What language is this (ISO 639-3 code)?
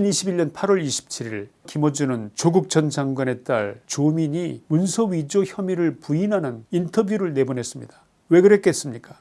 kor